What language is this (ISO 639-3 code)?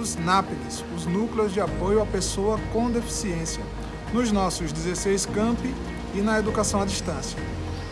por